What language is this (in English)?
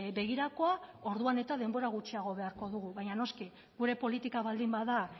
Basque